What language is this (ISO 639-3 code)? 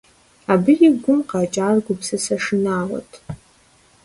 kbd